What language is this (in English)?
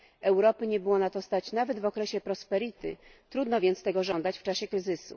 Polish